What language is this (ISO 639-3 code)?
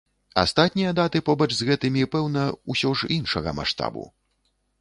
bel